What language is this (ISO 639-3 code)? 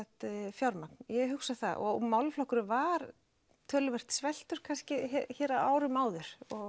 isl